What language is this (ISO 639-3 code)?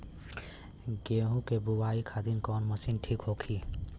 bho